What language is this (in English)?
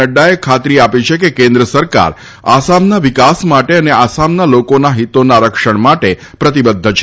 Gujarati